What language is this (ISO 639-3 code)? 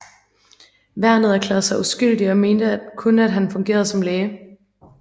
dan